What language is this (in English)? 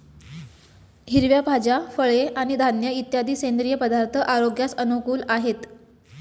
Marathi